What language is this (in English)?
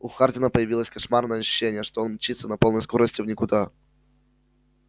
Russian